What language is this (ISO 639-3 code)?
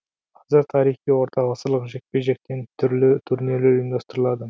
kaz